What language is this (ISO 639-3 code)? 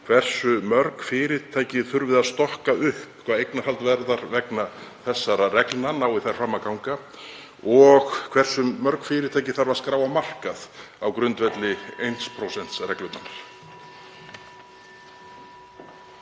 isl